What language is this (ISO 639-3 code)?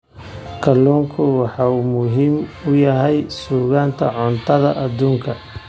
som